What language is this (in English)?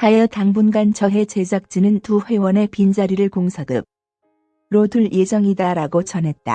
Korean